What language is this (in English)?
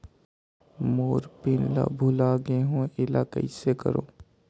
Chhattisgarhi